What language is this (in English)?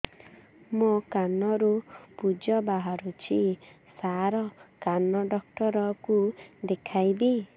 Odia